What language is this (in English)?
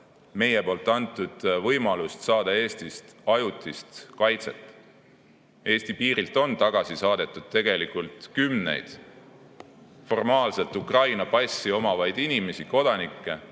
Estonian